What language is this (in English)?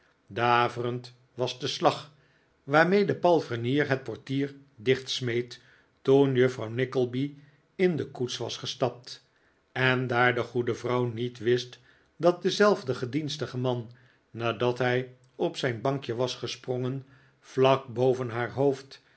Dutch